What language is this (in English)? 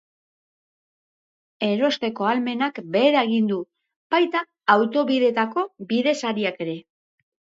Basque